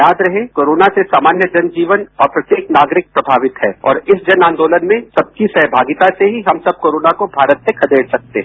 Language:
Hindi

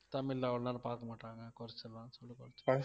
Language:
Tamil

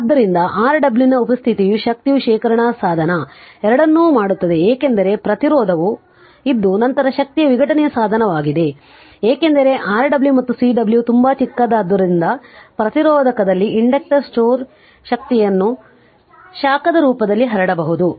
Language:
Kannada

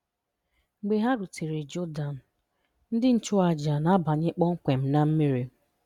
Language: Igbo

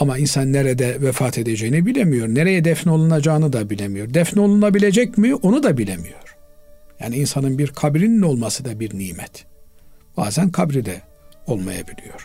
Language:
Turkish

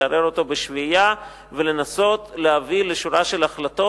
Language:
Hebrew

